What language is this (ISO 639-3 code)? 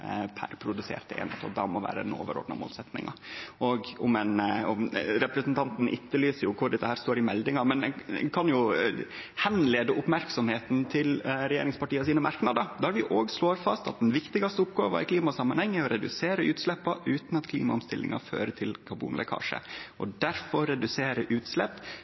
nno